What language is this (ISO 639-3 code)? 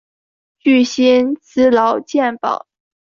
zho